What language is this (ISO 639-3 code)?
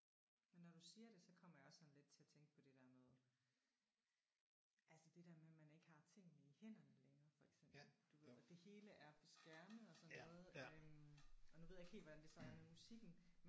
dan